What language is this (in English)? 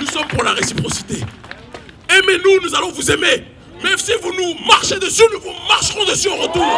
French